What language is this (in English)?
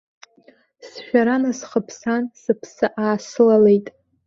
Abkhazian